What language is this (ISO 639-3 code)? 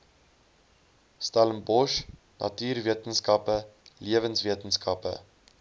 afr